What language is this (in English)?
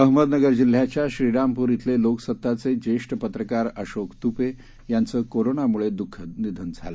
Marathi